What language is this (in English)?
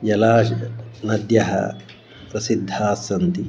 Sanskrit